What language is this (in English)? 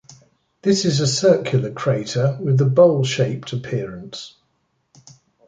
English